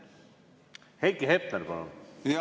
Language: Estonian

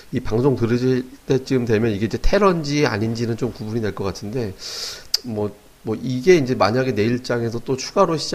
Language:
Korean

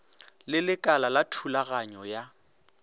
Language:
Northern Sotho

